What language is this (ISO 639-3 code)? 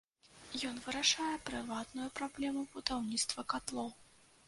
bel